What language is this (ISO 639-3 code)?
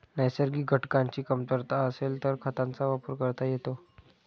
mar